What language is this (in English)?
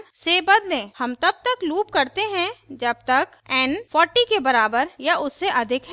Hindi